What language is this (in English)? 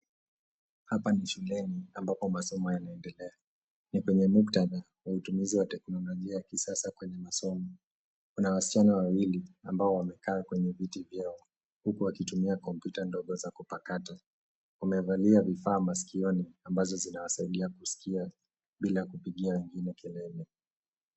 Swahili